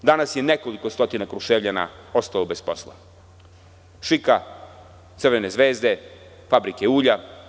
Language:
Serbian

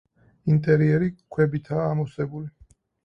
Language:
Georgian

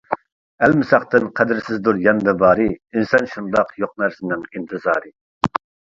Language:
Uyghur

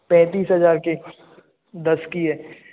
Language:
Hindi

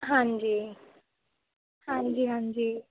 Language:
Punjabi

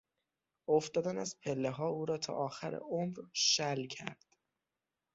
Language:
Persian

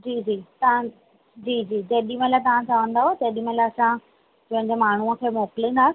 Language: Sindhi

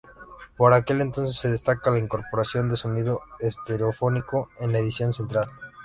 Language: Spanish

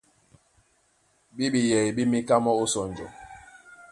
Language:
Duala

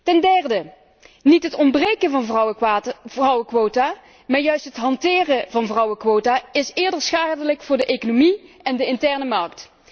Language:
Dutch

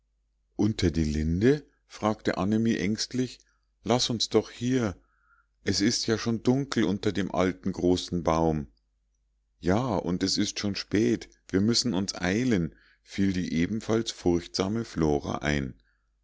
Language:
German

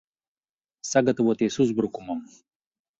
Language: Latvian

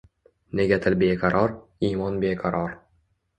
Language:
Uzbek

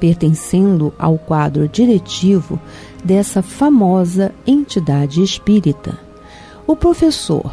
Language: Portuguese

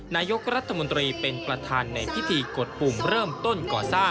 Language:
Thai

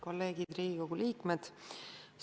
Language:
Estonian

